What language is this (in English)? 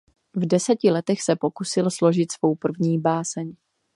Czech